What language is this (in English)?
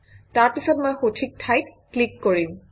Assamese